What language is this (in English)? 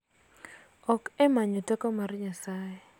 Luo (Kenya and Tanzania)